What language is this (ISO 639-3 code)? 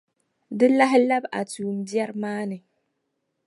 dag